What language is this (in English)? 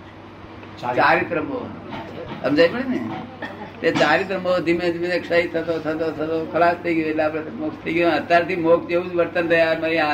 Gujarati